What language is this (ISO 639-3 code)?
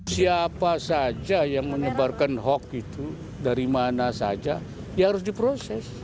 ind